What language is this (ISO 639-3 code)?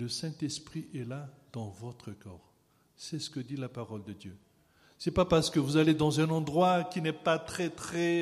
fra